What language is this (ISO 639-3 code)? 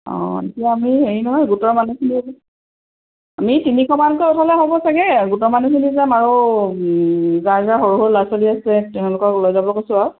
asm